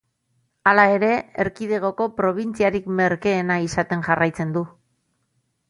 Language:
Basque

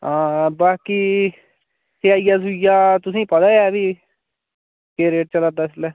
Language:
Dogri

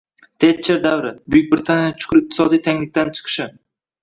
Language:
Uzbek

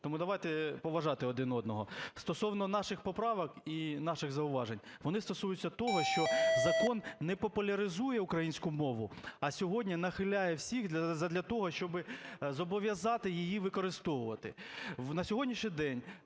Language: Ukrainian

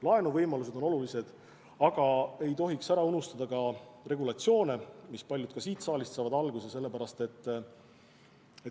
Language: Estonian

